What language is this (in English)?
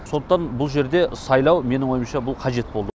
Kazakh